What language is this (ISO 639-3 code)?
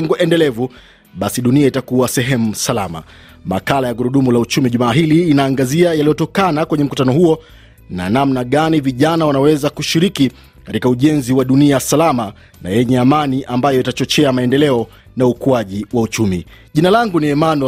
swa